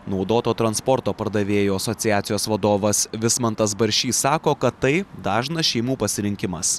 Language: Lithuanian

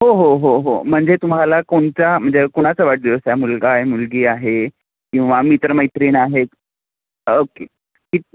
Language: Marathi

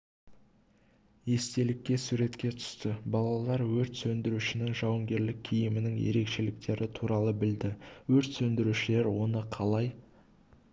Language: Kazakh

